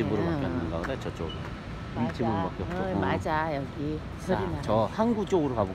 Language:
Korean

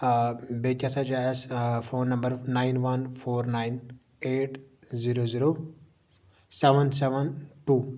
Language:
Kashmiri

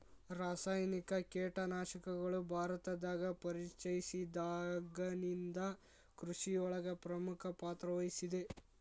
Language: Kannada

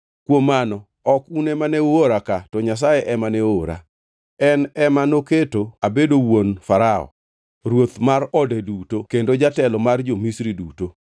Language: Luo (Kenya and Tanzania)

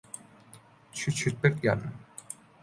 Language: Cantonese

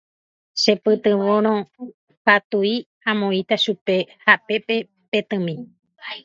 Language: Guarani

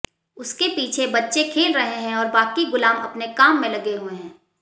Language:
Hindi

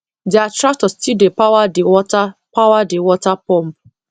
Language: Nigerian Pidgin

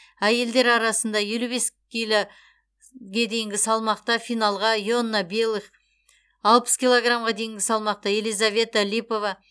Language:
Kazakh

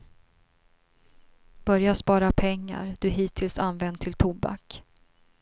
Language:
Swedish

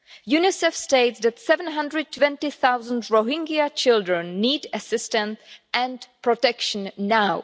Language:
English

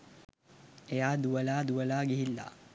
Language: Sinhala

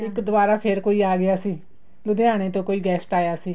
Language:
Punjabi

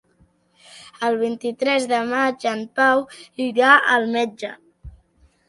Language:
Catalan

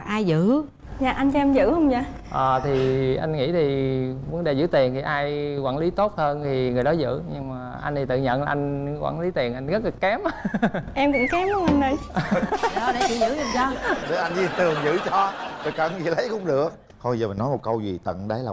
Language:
Vietnamese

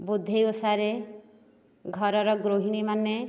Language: Odia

